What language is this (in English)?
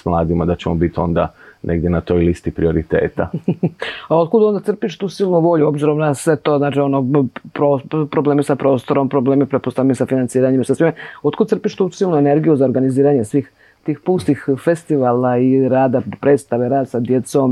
Croatian